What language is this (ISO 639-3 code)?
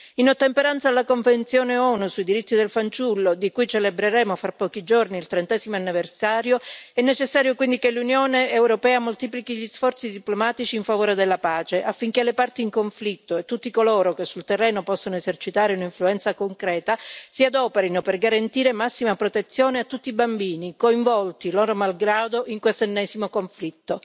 ita